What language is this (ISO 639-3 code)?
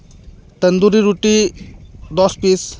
sat